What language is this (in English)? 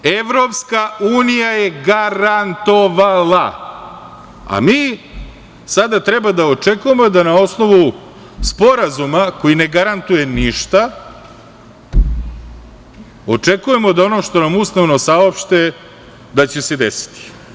Serbian